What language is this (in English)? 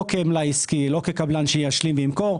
Hebrew